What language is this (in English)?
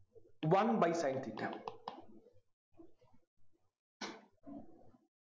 Malayalam